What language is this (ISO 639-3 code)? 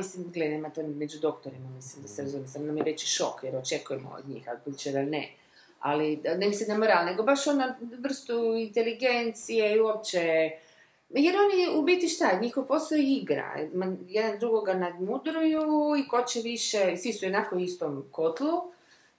hrv